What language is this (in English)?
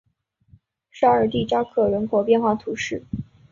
Chinese